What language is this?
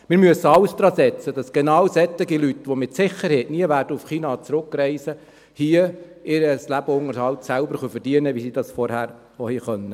Swiss German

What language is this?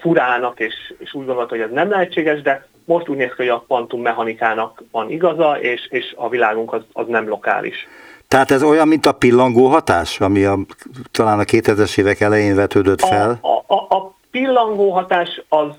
Hungarian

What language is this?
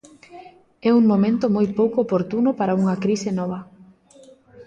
Galician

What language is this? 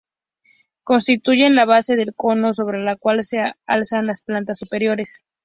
Spanish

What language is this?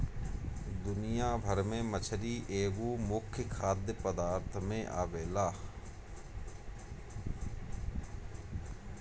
Bhojpuri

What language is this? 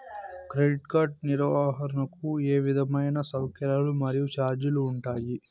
Telugu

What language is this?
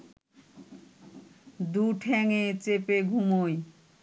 Bangla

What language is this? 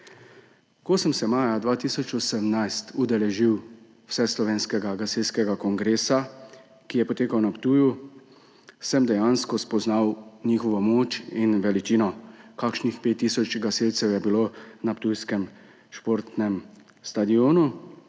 Slovenian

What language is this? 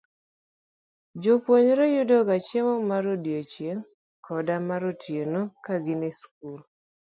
Luo (Kenya and Tanzania)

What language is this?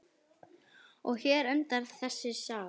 Icelandic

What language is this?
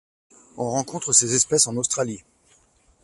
French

